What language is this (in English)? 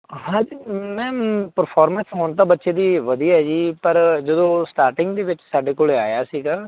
Punjabi